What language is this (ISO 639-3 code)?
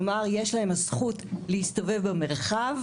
heb